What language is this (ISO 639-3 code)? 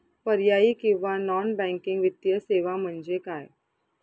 mar